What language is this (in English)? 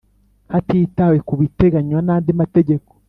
Kinyarwanda